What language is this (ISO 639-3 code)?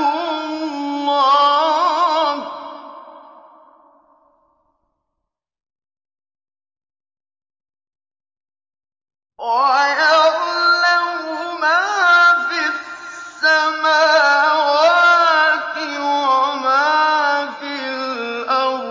ara